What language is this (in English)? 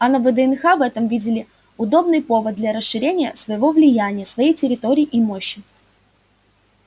Russian